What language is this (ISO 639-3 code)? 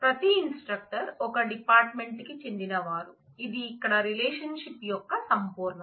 tel